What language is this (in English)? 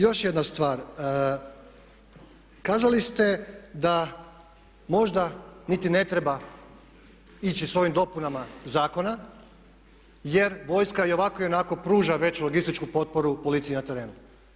Croatian